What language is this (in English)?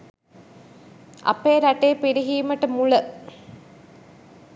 Sinhala